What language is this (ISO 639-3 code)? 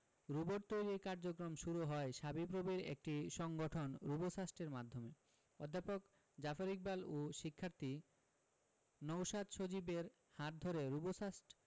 ben